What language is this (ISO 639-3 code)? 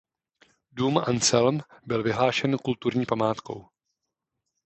ces